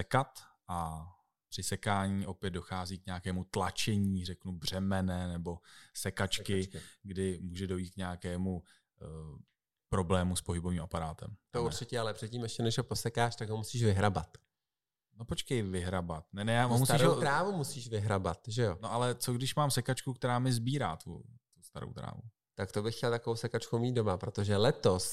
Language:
Czech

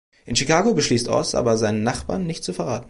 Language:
German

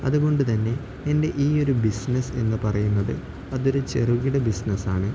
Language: Malayalam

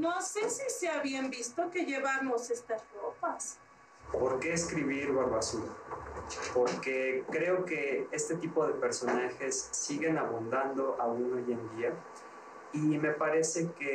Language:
Spanish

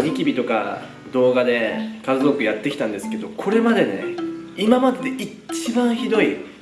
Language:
Japanese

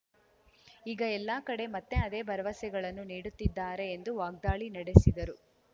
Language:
Kannada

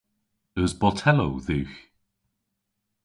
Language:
Cornish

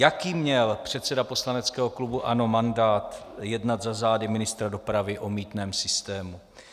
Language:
Czech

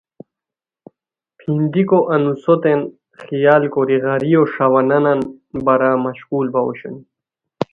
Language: Khowar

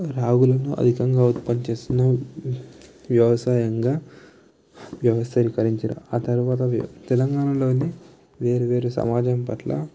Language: Telugu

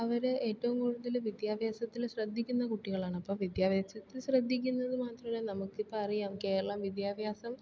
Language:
Malayalam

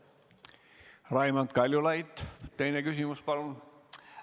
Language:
Estonian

